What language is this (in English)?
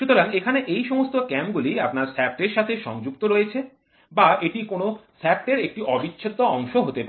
Bangla